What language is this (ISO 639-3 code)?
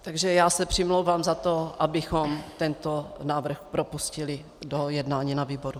ces